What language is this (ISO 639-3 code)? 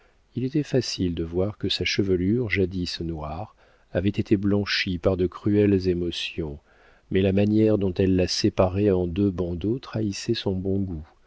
fra